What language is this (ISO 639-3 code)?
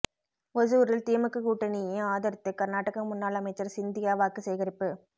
tam